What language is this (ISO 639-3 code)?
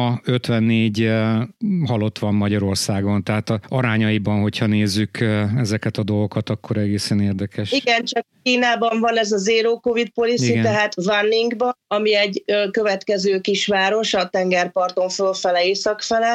hun